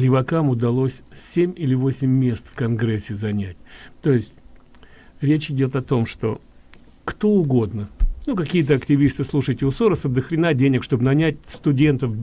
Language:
Russian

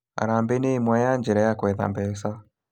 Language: Kikuyu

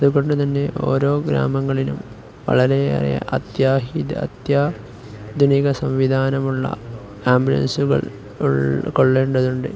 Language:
Malayalam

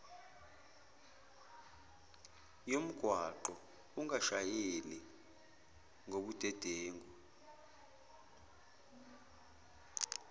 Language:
Zulu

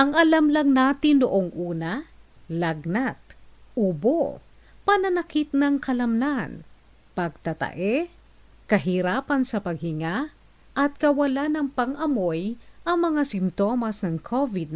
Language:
Filipino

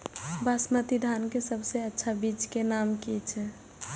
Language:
Maithili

